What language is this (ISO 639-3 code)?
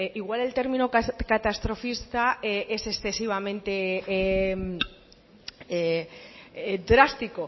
spa